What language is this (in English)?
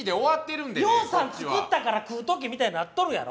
Japanese